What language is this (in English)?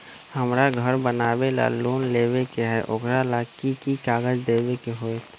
Magahi